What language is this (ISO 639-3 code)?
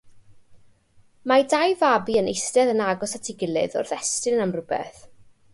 cym